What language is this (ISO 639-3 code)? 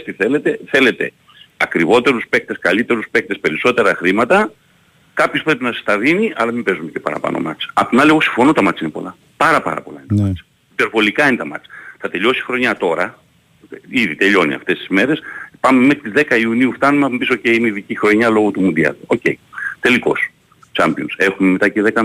ell